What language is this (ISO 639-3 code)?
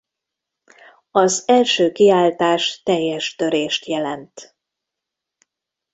hun